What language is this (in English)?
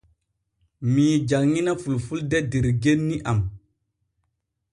Borgu Fulfulde